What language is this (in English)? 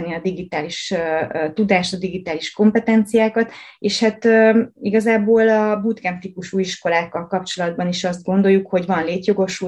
Hungarian